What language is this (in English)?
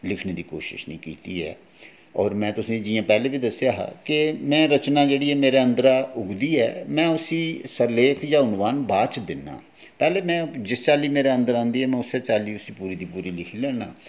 Dogri